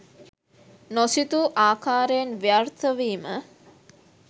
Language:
Sinhala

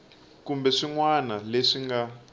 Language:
Tsonga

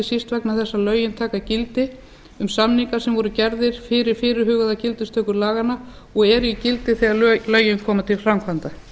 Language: Icelandic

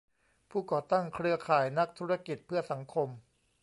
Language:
Thai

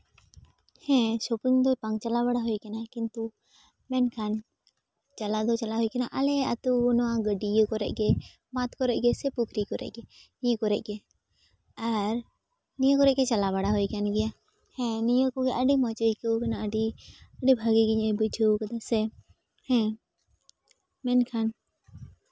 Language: Santali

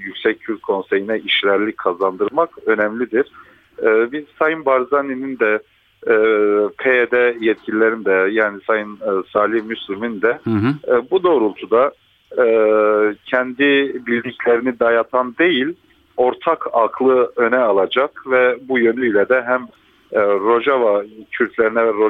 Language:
Turkish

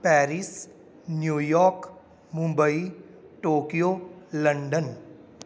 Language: Punjabi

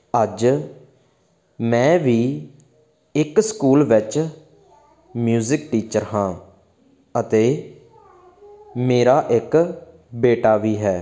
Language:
Punjabi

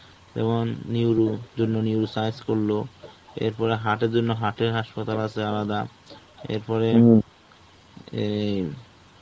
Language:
Bangla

